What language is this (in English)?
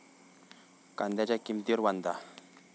Marathi